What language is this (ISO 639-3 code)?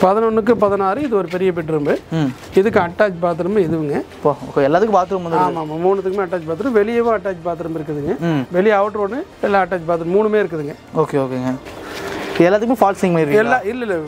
ron